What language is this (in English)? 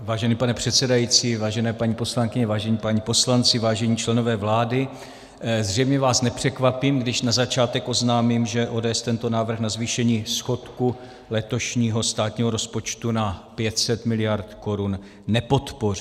Czech